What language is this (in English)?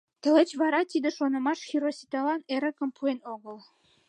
Mari